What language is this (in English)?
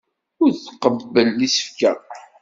Kabyle